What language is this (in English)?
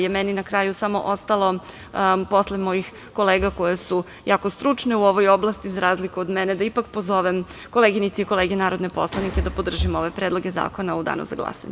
Serbian